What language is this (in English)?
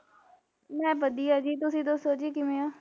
Punjabi